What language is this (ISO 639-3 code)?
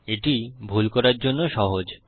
ben